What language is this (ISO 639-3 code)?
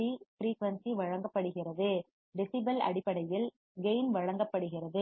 tam